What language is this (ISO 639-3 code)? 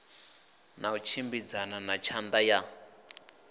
ven